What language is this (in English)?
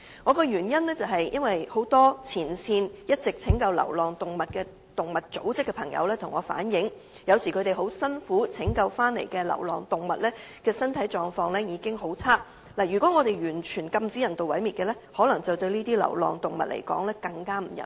Cantonese